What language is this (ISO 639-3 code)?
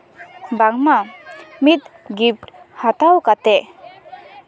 sat